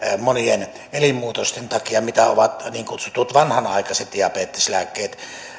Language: Finnish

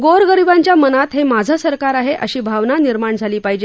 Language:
Marathi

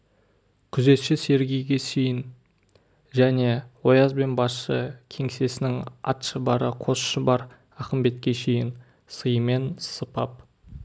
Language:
Kazakh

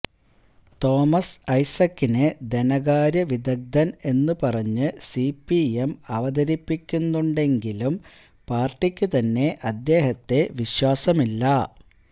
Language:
Malayalam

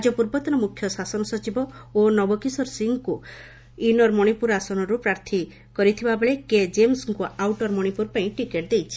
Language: Odia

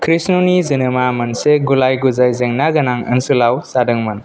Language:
Bodo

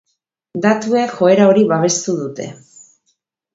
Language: Basque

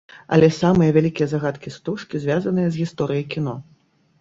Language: Belarusian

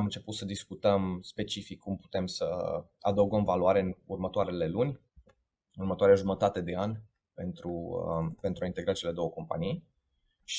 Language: Romanian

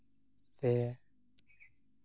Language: Santali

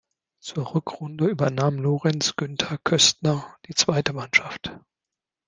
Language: German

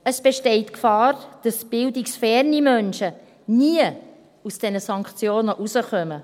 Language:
Swiss German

